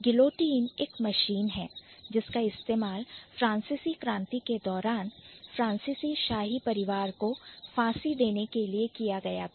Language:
Hindi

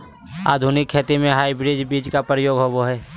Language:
Magahi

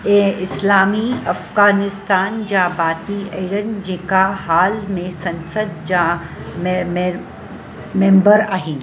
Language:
Sindhi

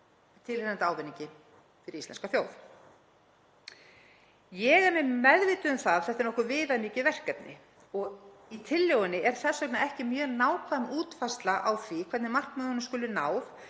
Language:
Icelandic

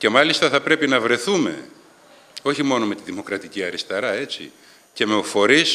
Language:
Greek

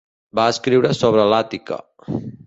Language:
Catalan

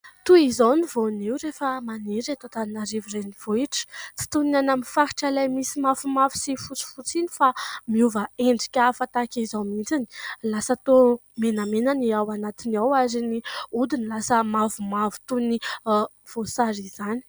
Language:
Malagasy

